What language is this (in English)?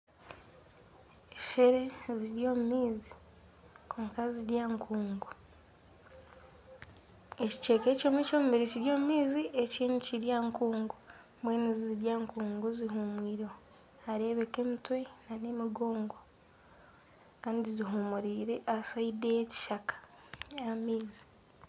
Nyankole